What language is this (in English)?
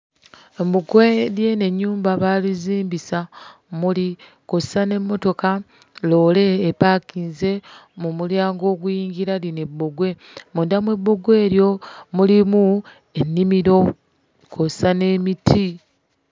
Ganda